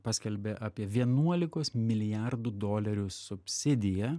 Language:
Lithuanian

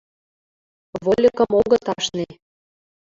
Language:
Mari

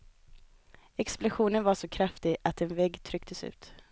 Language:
Swedish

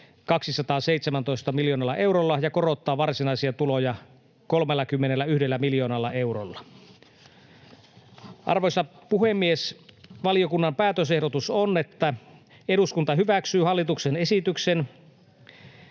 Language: Finnish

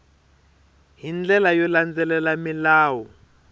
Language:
Tsonga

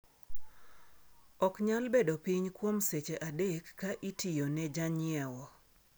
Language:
Luo (Kenya and Tanzania)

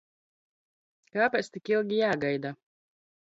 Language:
Latvian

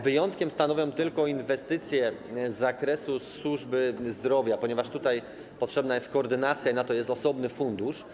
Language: Polish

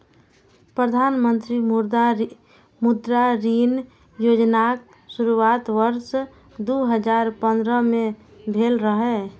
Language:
Maithili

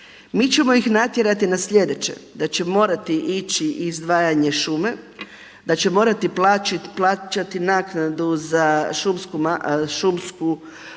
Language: Croatian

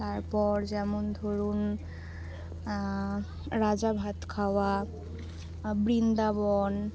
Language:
Bangla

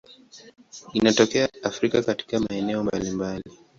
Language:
Swahili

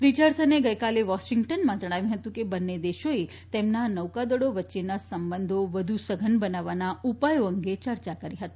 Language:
Gujarati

